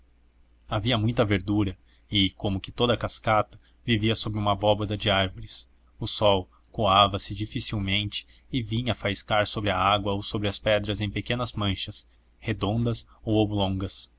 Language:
Portuguese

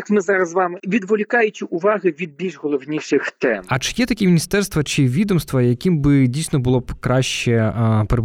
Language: Ukrainian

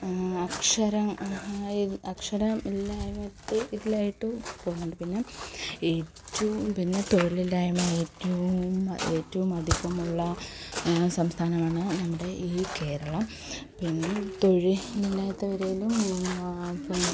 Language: Malayalam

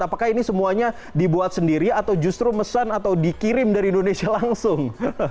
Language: Indonesian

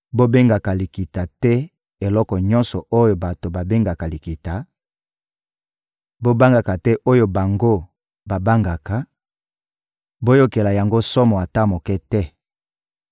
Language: Lingala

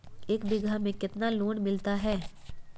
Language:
Magahi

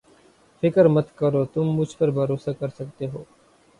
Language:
Urdu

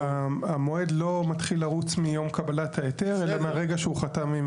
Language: Hebrew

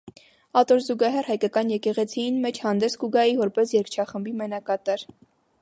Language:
Armenian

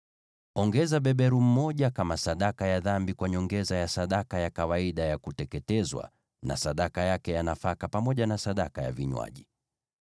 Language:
Swahili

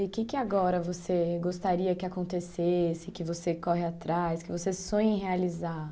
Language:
Portuguese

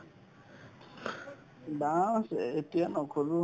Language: Assamese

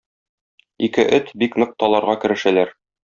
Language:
Tatar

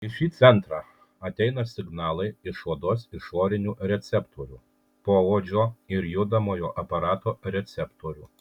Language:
Lithuanian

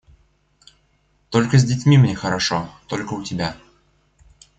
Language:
Russian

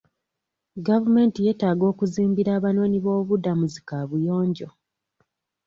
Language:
Ganda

